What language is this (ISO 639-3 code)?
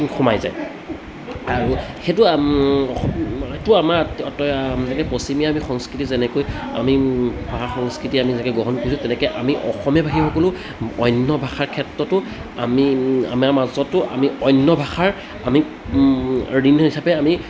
asm